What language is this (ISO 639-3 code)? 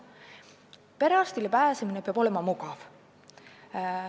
est